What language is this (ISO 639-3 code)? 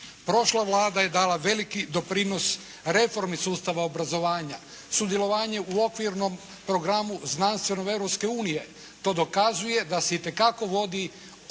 hrv